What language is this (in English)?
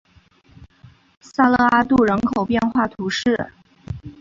Chinese